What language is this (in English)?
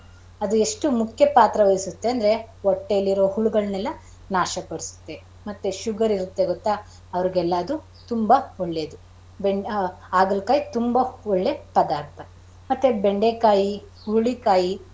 Kannada